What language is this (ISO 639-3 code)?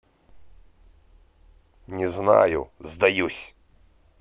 rus